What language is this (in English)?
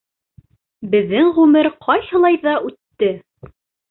Bashkir